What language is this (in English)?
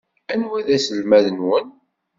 Kabyle